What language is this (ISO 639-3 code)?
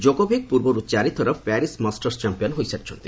ori